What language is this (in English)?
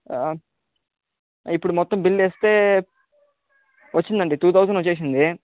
Telugu